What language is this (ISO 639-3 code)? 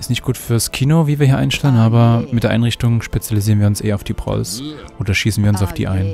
deu